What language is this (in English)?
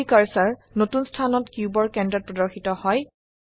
Assamese